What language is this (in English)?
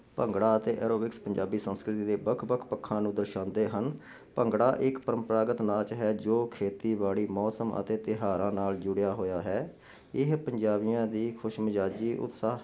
Punjabi